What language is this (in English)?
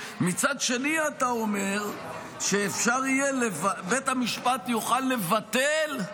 Hebrew